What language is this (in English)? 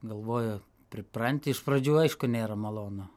Lithuanian